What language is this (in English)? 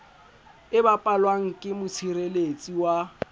Southern Sotho